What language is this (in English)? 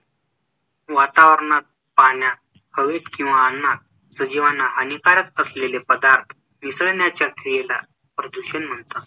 Marathi